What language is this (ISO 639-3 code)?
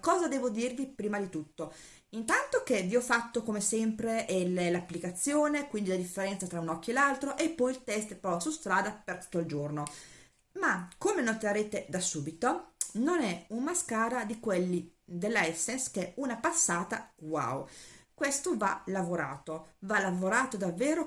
ita